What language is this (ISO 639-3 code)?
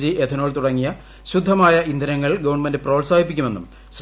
mal